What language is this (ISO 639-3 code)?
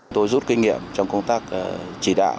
vie